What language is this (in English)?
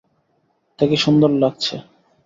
Bangla